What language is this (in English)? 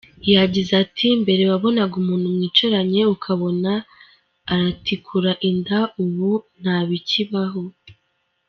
Kinyarwanda